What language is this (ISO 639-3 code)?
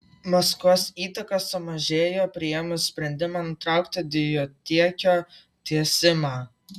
lit